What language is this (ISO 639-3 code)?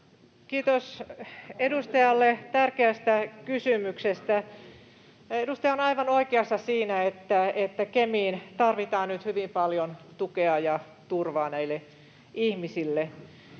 fin